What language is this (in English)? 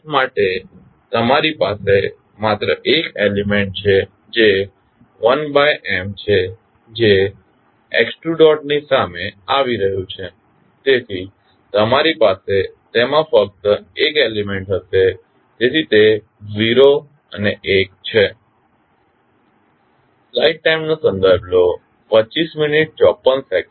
Gujarati